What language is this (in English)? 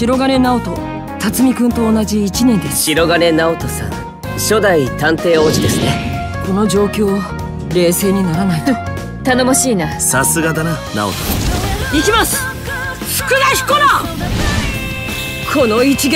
Japanese